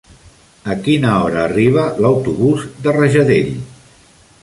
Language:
Catalan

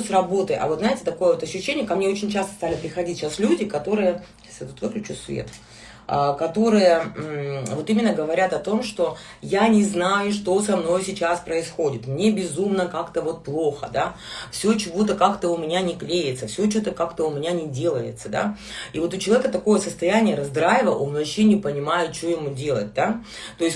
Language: Russian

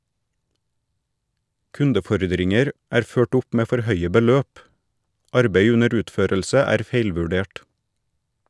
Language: Norwegian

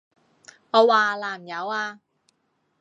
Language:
Cantonese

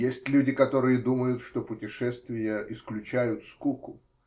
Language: Russian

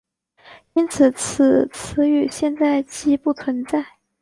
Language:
Chinese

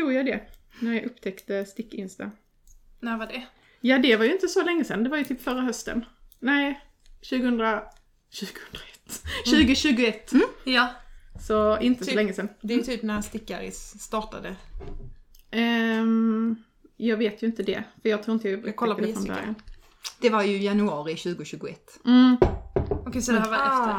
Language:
Swedish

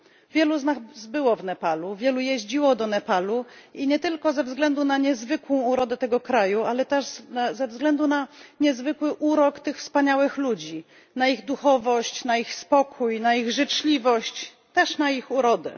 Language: Polish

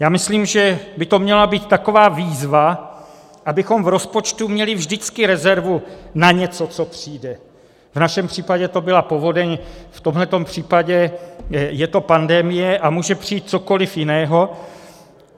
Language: Czech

